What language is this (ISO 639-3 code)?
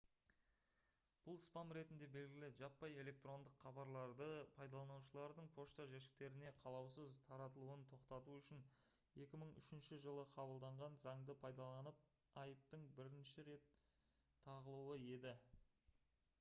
kaz